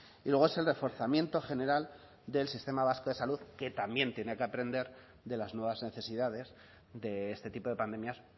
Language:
Spanish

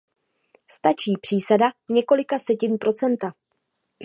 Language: Czech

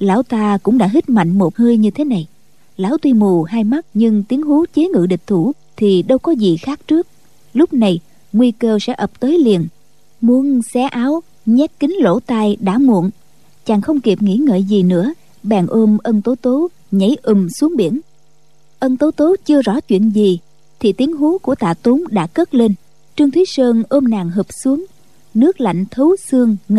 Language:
Vietnamese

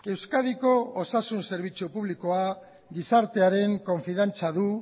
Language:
Basque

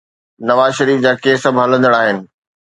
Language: Sindhi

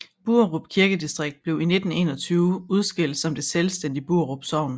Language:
Danish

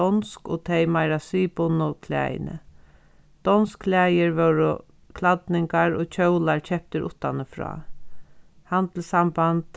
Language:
Faroese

